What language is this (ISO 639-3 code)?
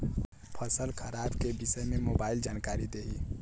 bho